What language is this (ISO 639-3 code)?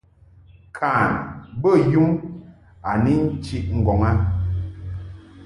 mhk